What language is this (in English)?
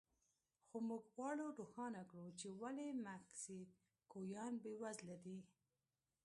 Pashto